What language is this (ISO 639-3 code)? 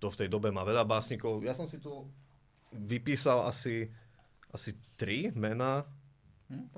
slk